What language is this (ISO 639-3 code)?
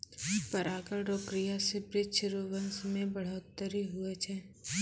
mai